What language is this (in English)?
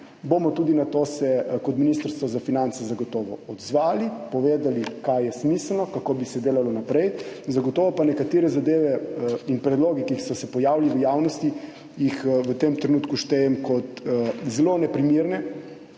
Slovenian